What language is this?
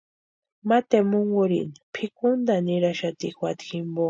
Western Highland Purepecha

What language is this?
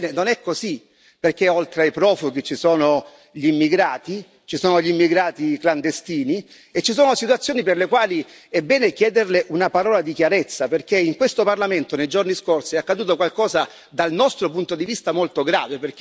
Italian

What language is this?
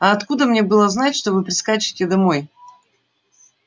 Russian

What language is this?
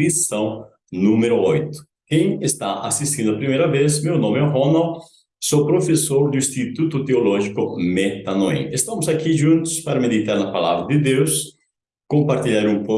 Portuguese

